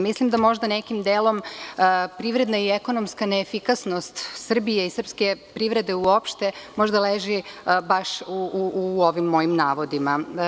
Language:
Serbian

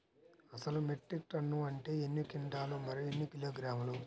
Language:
Telugu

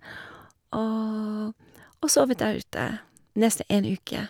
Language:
Norwegian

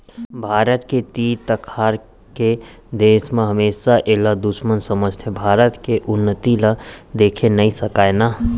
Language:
Chhattisgarhi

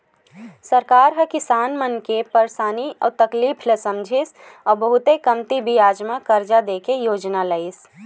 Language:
Chhattisgarhi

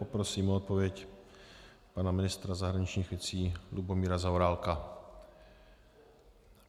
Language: Czech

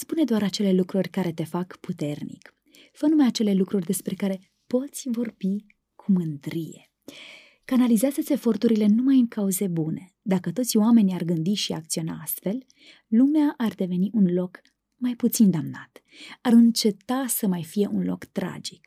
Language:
Romanian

